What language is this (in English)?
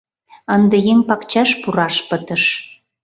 Mari